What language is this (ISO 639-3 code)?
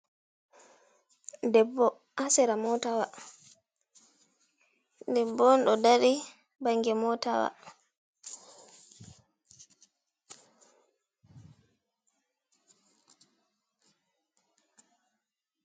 ful